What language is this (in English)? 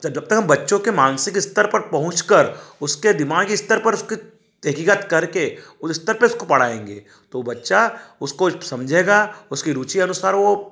Hindi